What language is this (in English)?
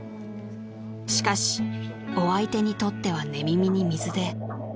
Japanese